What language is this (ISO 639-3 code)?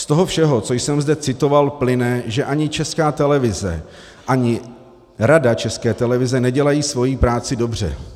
ces